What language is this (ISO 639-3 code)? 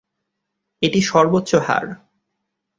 ben